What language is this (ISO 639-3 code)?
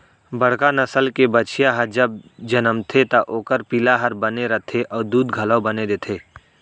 hne